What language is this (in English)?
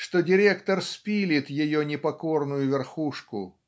Russian